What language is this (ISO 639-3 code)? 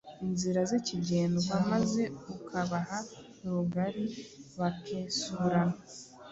kin